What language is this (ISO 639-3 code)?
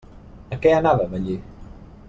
cat